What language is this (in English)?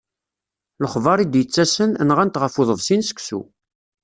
Kabyle